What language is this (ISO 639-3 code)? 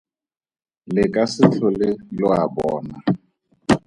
tsn